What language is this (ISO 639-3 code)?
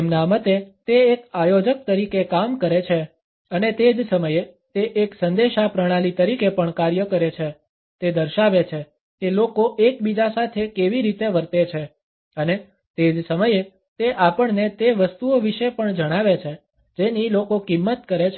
guj